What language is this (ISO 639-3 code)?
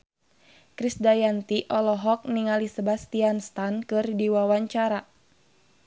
sun